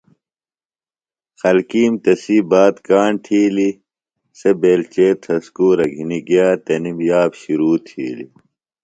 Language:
Phalura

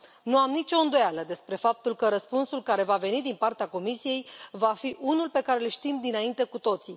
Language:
Romanian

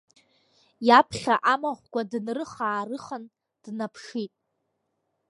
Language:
Abkhazian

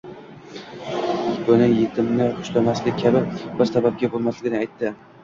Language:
Uzbek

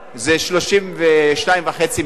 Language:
Hebrew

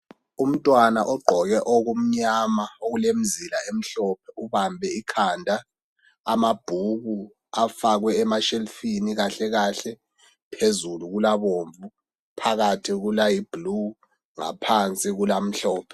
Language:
North Ndebele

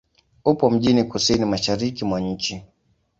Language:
Swahili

